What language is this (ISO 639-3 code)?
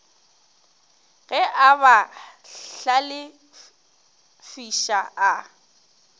nso